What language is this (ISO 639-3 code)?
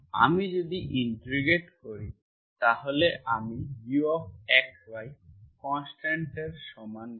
ben